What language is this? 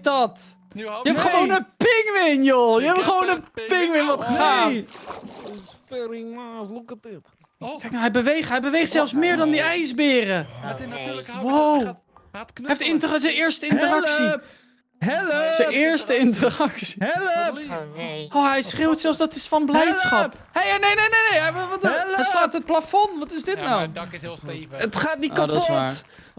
Dutch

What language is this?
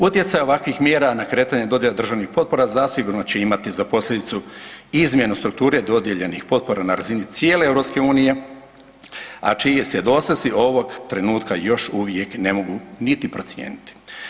Croatian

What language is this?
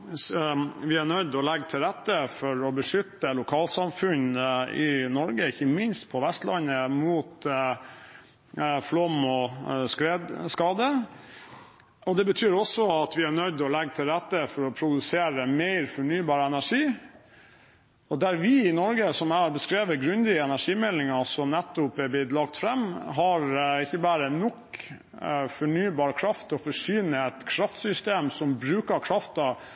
Norwegian Bokmål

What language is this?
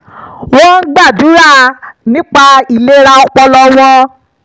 Yoruba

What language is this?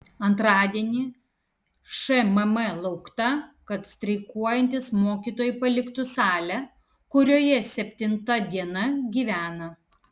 Lithuanian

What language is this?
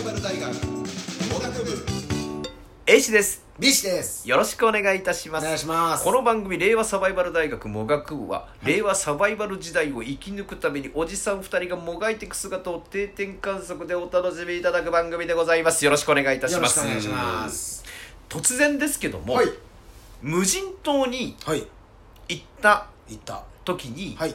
Japanese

